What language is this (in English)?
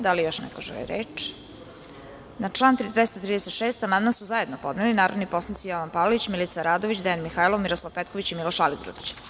Serbian